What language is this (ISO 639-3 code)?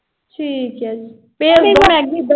pan